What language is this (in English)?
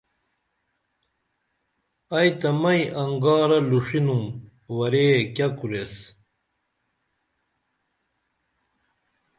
Dameli